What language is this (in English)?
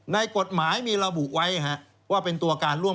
Thai